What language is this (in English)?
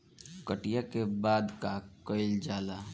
Bhojpuri